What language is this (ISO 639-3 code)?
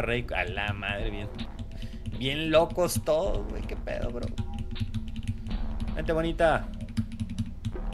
spa